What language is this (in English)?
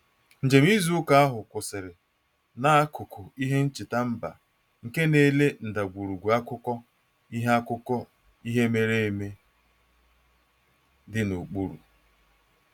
Igbo